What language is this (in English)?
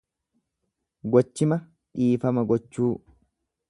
Oromo